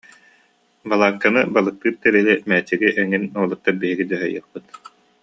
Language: Yakut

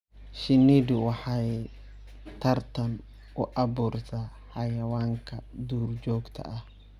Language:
Somali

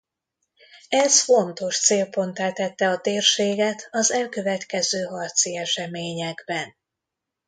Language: Hungarian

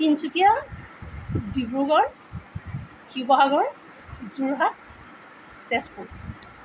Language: Assamese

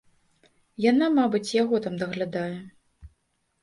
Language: Belarusian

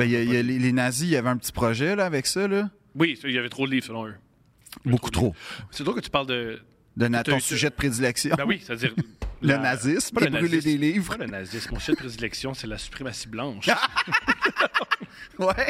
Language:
French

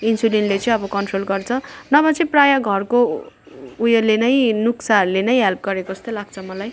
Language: Nepali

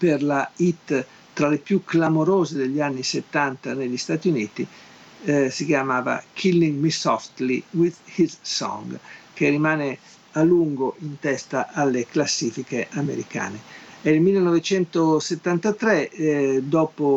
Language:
Italian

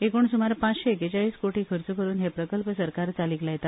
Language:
Konkani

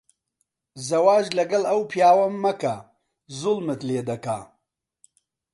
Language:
Central Kurdish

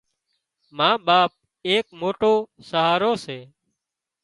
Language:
Wadiyara Koli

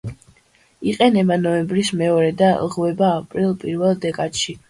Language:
Georgian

